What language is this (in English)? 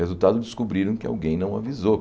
Portuguese